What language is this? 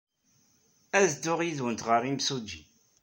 Kabyle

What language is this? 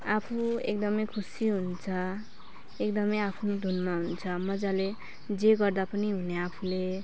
Nepali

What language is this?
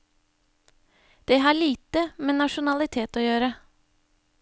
Norwegian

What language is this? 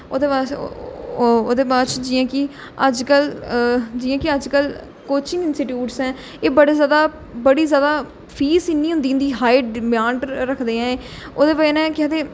Dogri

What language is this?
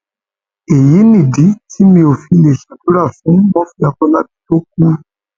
Yoruba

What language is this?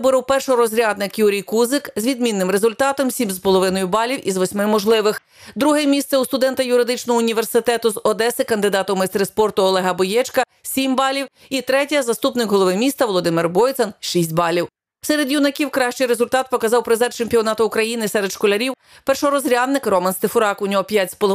Ukrainian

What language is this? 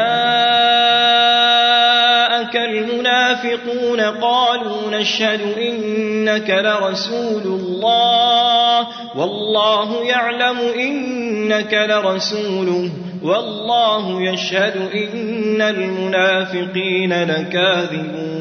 Arabic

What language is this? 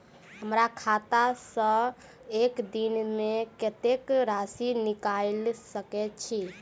Maithili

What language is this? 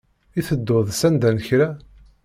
Kabyle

